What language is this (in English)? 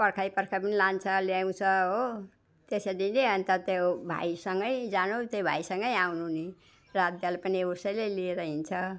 Nepali